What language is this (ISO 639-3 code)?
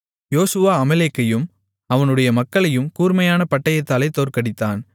tam